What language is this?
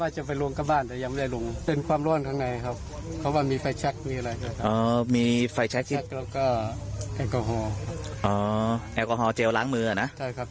Thai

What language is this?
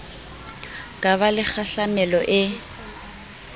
Southern Sotho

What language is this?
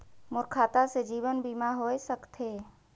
Chhattisgarhi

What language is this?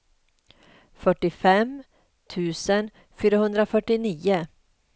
Swedish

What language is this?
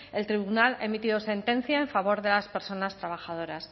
Spanish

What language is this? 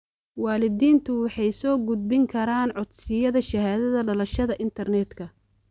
Somali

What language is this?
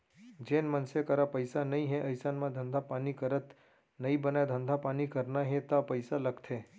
Chhattisgarhi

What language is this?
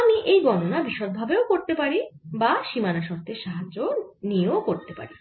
Bangla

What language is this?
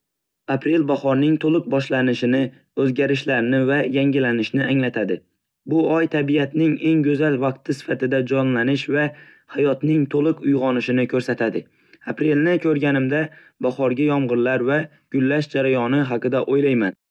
Uzbek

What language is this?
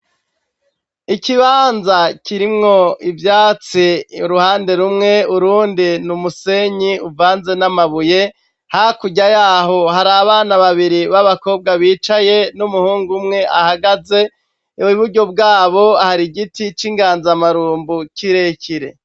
Rundi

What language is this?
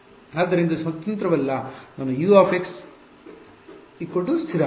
Kannada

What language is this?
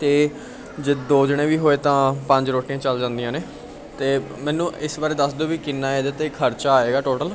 Punjabi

